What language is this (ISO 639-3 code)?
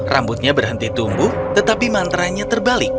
ind